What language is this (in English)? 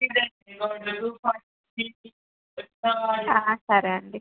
Telugu